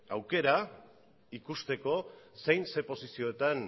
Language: Basque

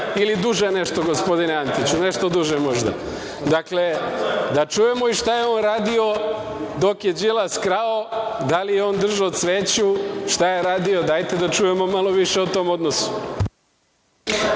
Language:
Serbian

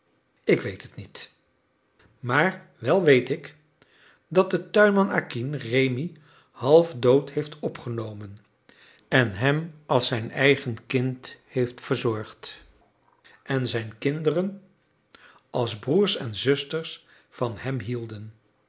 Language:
Dutch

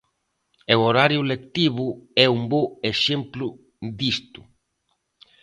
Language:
Galician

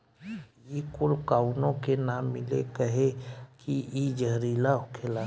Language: Bhojpuri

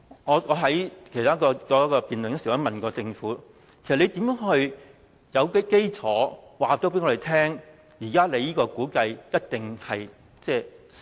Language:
Cantonese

